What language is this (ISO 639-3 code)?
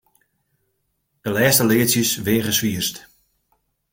fry